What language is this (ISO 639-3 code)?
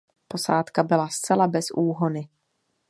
ces